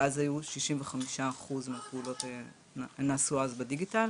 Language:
Hebrew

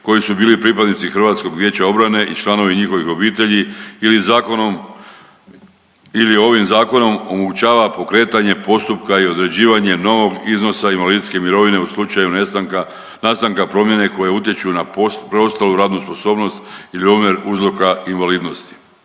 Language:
Croatian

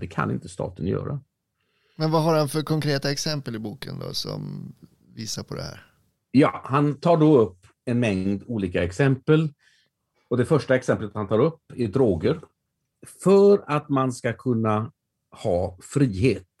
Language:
Swedish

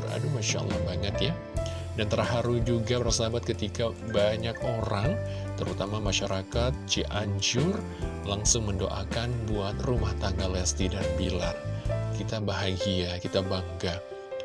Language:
Indonesian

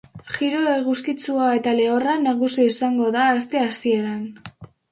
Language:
Basque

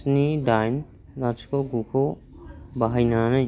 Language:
Bodo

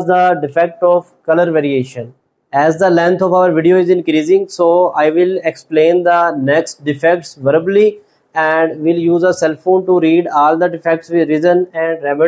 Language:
English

